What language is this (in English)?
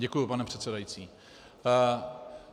Czech